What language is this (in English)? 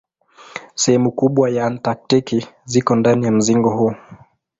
Swahili